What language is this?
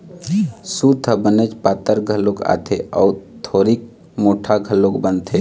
Chhattisgarhi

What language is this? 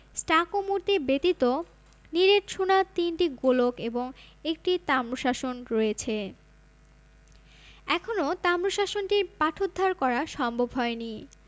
Bangla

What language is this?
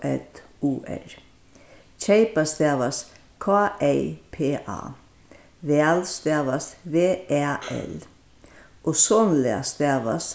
Faroese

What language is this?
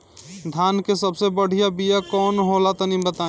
Bhojpuri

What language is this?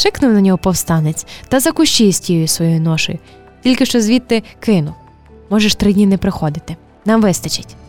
Ukrainian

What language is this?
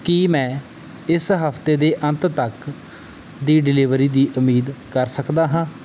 Punjabi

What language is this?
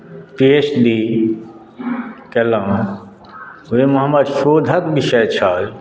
Maithili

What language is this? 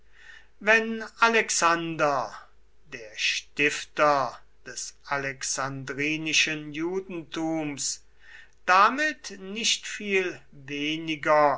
German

